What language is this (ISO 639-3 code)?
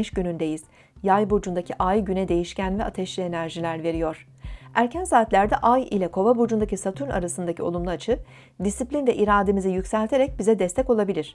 tur